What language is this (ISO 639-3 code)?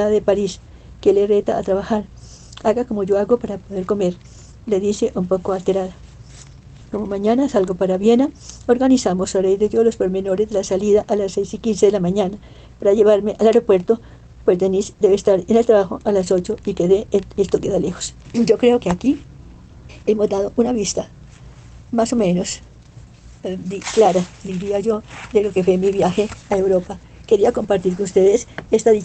spa